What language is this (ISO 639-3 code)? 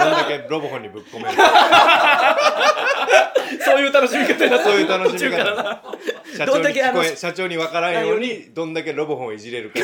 jpn